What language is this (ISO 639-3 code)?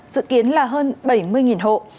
vie